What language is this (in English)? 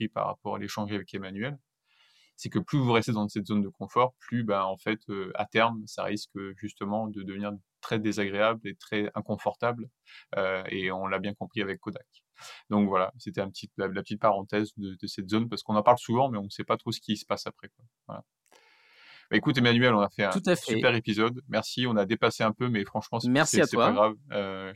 French